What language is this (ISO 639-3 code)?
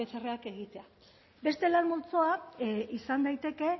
eus